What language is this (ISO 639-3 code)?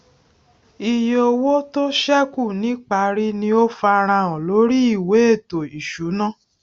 yor